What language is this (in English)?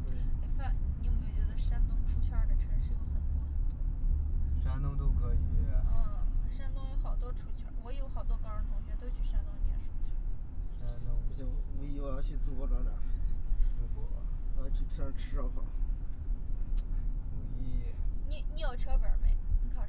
Chinese